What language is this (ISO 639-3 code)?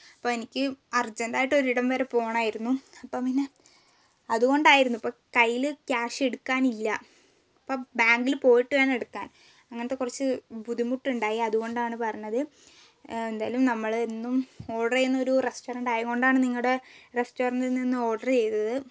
mal